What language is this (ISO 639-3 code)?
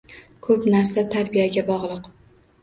uzb